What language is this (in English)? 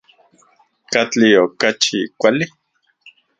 Central Puebla Nahuatl